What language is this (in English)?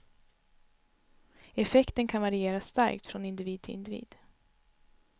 Swedish